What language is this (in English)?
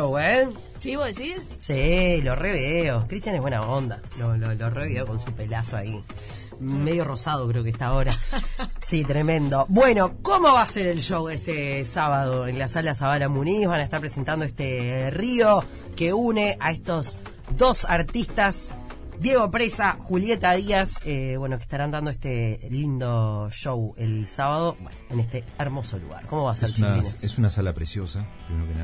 Spanish